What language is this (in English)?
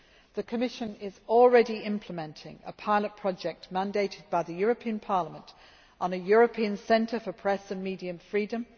English